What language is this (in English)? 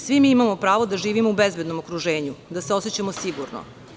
Serbian